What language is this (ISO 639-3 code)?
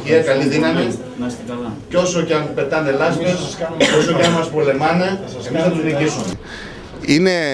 ell